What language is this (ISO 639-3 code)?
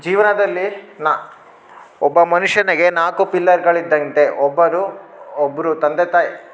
kan